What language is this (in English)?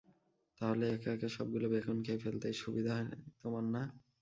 Bangla